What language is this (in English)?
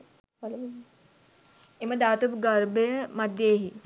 Sinhala